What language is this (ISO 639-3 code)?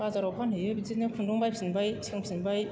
brx